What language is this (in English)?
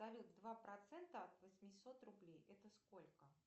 Russian